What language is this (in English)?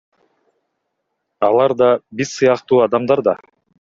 Kyrgyz